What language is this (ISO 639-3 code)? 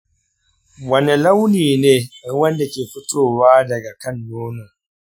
hau